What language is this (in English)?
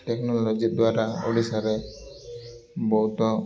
Odia